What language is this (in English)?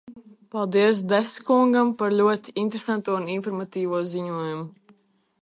Latvian